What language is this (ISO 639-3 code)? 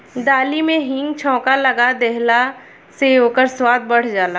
bho